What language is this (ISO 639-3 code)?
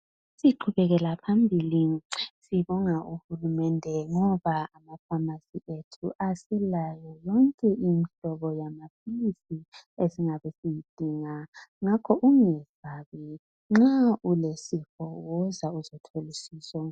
nde